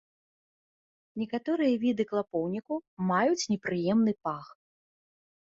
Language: Belarusian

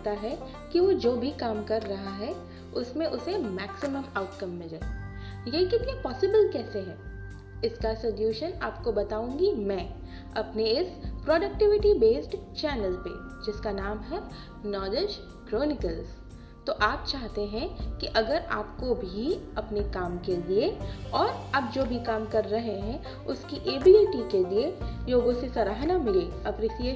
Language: Hindi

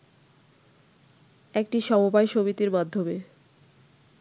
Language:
Bangla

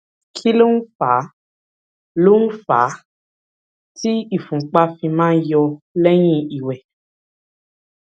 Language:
Yoruba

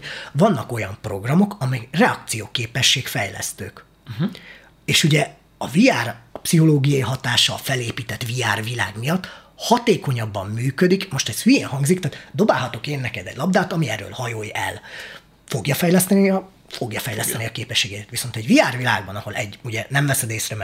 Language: Hungarian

